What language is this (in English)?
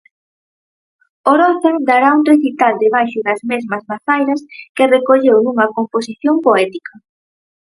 Galician